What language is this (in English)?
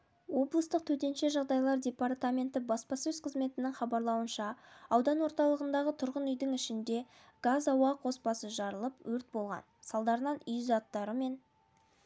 Kazakh